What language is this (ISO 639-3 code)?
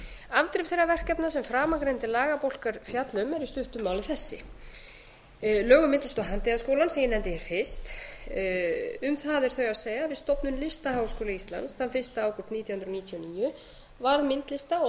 isl